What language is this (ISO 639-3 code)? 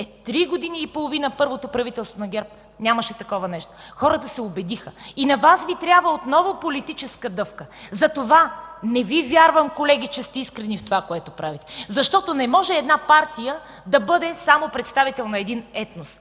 bul